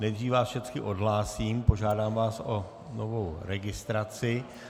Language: Czech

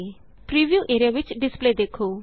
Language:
Punjabi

